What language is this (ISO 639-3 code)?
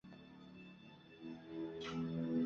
zho